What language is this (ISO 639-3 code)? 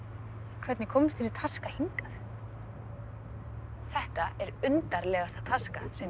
isl